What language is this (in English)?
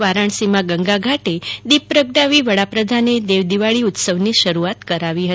Gujarati